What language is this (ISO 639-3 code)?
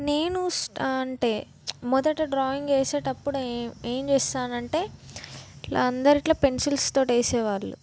tel